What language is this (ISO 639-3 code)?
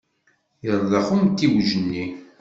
kab